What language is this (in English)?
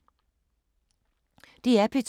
Danish